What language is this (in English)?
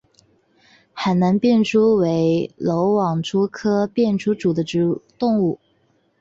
Chinese